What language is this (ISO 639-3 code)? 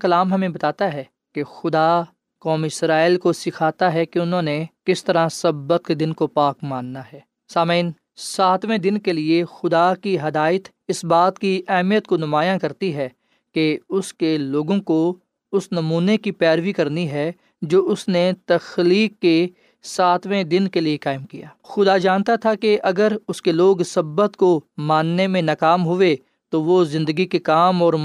urd